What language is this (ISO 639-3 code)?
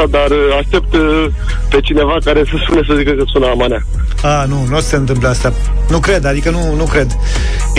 ron